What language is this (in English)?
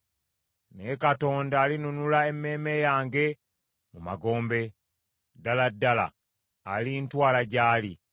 Ganda